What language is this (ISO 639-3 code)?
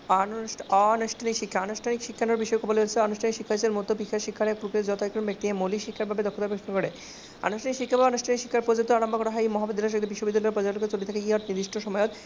asm